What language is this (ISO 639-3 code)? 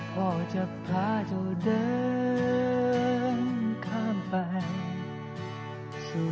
tha